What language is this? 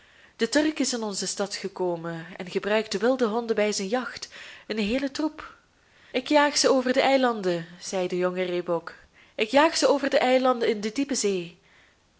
Dutch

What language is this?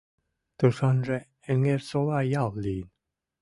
Mari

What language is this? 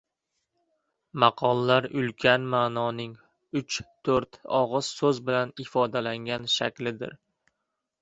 Uzbek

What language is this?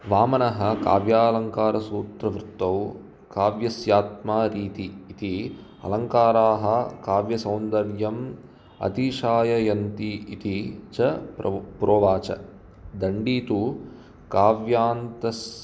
Sanskrit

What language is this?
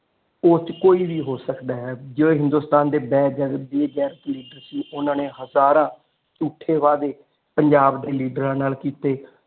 Punjabi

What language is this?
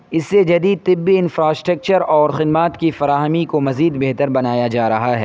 Urdu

